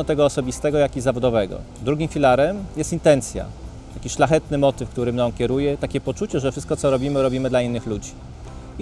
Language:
Polish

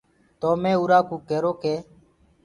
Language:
Gurgula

